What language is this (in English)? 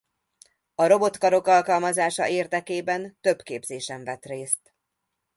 Hungarian